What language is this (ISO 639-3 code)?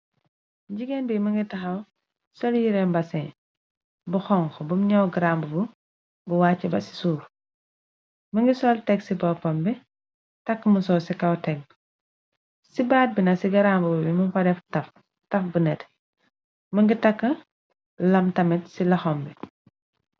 wol